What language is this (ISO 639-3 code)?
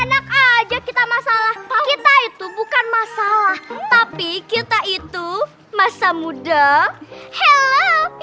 ind